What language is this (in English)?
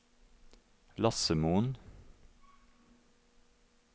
Norwegian